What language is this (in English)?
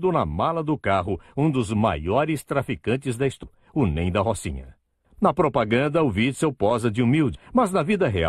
Portuguese